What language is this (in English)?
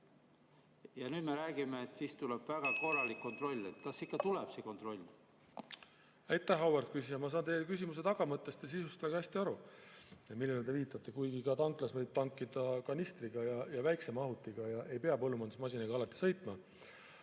Estonian